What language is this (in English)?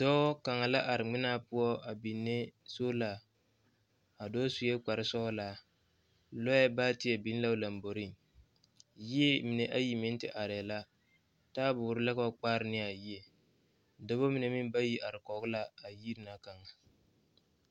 Southern Dagaare